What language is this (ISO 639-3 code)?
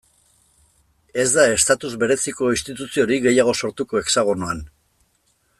eus